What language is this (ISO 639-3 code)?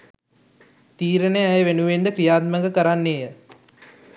sin